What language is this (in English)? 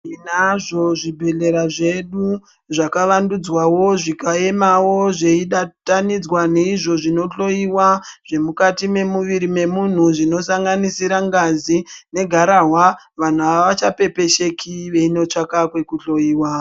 Ndau